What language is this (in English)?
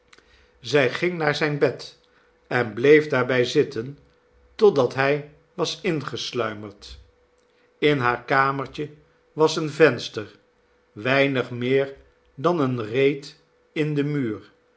Dutch